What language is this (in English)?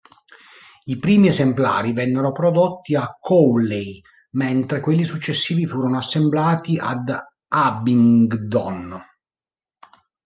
Italian